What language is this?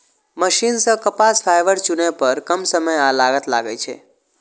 Maithili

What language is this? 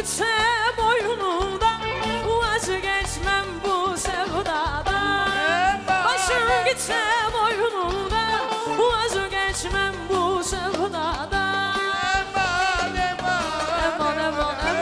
Arabic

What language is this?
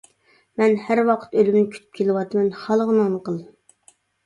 Uyghur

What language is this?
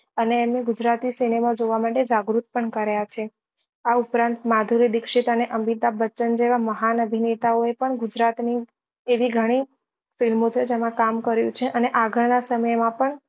Gujarati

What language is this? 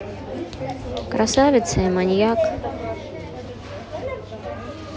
Russian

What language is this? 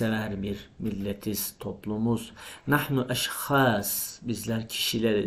Turkish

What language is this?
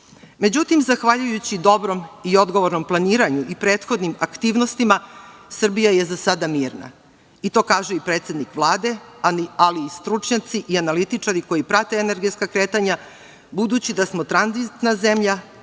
Serbian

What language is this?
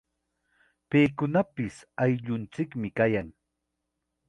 Chiquián Ancash Quechua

